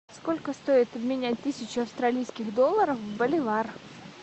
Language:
Russian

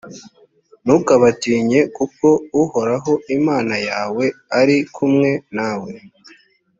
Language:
Kinyarwanda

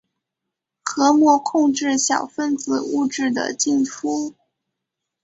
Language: Chinese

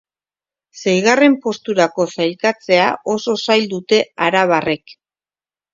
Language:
Basque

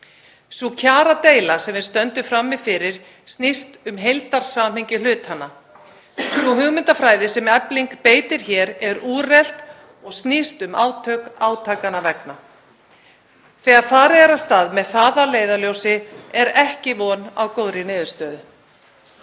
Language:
Icelandic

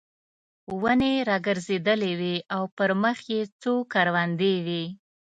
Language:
Pashto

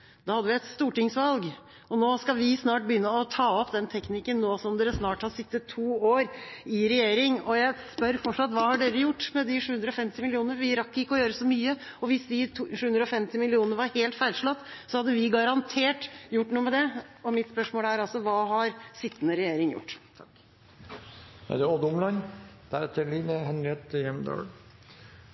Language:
Norwegian Bokmål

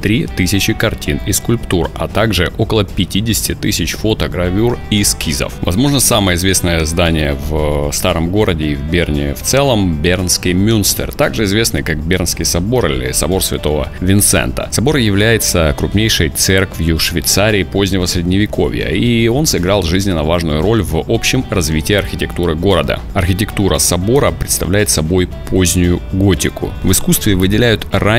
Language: Russian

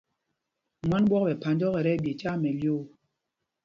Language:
Mpumpong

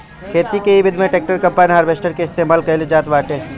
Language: Bhojpuri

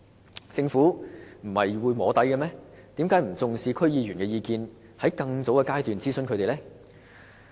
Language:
Cantonese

